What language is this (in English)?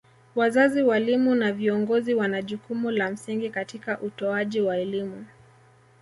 Swahili